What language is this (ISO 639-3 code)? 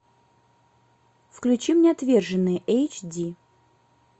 rus